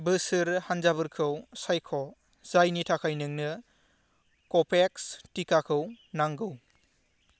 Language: Bodo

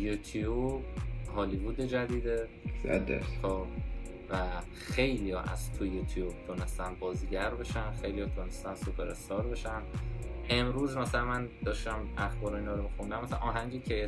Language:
Persian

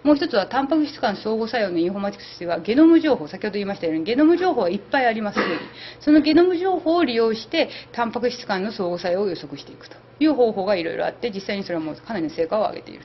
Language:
Japanese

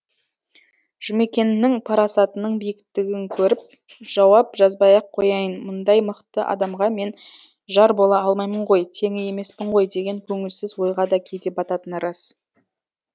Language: Kazakh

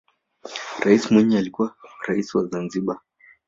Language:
Swahili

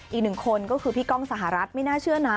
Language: Thai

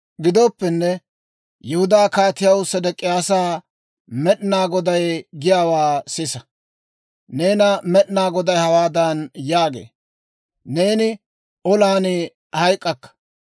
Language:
Dawro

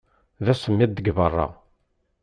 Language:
Kabyle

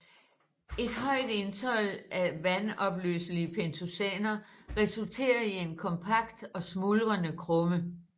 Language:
Danish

